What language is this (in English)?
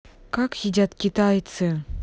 Russian